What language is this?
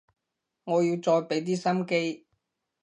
Cantonese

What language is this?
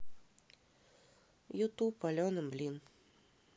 Russian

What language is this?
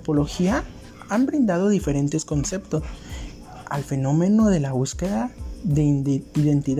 Spanish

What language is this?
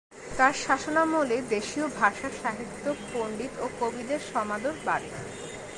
Bangla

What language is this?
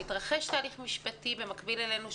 Hebrew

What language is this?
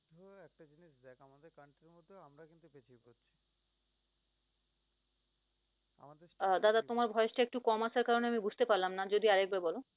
Bangla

